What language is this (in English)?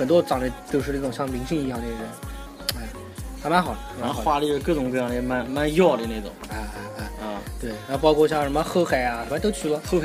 Chinese